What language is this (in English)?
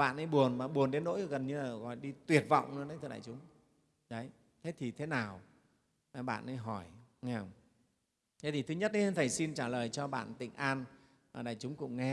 Vietnamese